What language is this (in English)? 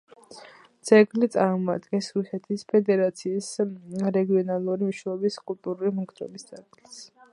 Georgian